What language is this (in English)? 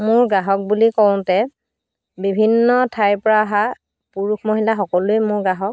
Assamese